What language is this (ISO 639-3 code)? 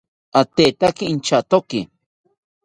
cpy